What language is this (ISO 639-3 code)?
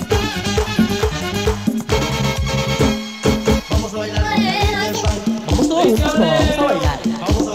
spa